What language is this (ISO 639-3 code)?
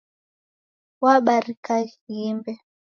dav